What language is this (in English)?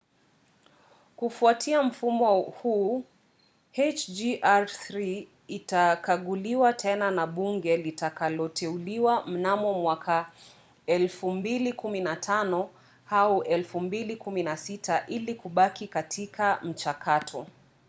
Swahili